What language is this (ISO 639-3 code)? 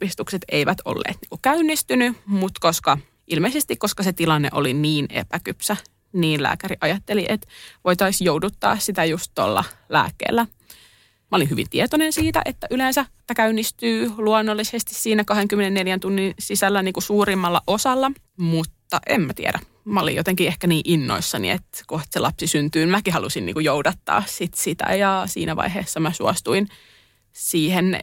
fin